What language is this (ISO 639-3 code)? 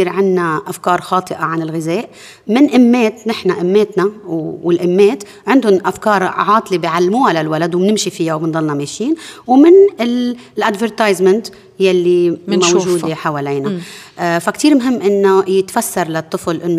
ara